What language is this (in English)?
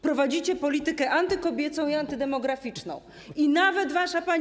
Polish